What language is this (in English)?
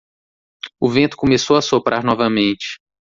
Portuguese